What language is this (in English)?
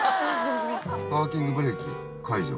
Japanese